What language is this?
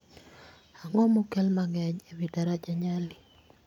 Luo (Kenya and Tanzania)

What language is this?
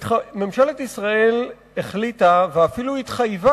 Hebrew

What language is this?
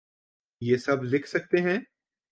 Urdu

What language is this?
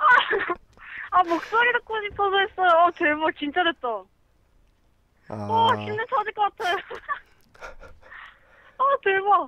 Korean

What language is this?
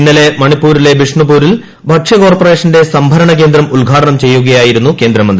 Malayalam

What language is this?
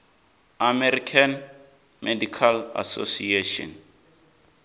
Venda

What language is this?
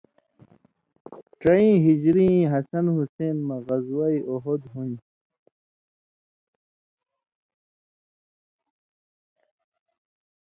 Indus Kohistani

